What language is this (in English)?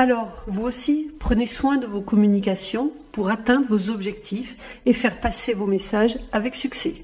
French